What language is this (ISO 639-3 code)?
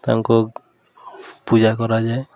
ori